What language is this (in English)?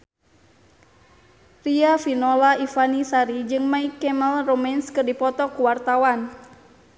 Sundanese